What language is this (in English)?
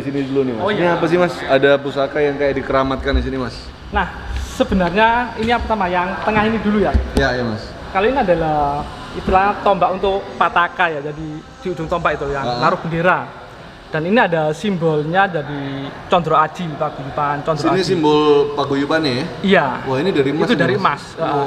Indonesian